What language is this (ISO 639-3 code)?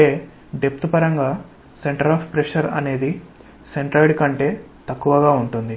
tel